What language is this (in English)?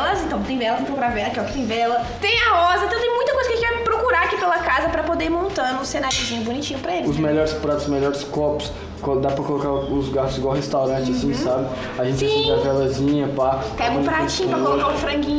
Portuguese